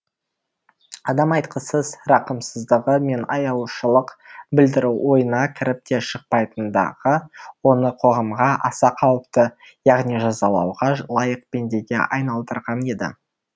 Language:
Kazakh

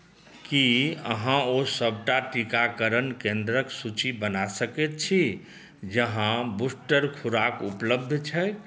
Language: Maithili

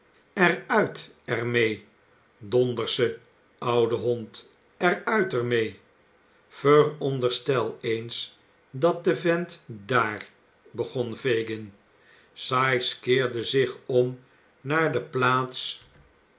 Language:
Dutch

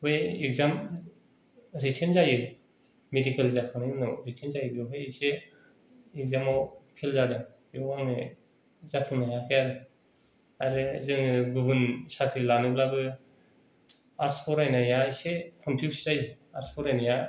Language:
Bodo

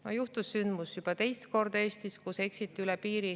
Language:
Estonian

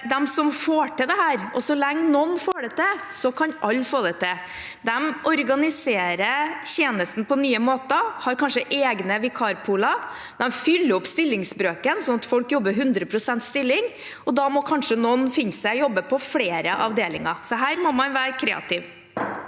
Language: Norwegian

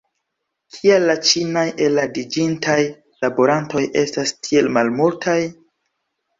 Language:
Esperanto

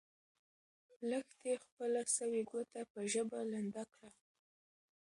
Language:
Pashto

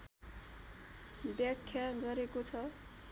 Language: Nepali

